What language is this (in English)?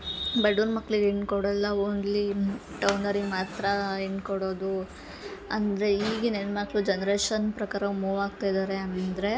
Kannada